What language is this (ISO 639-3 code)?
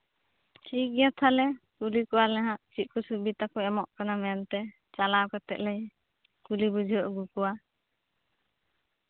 sat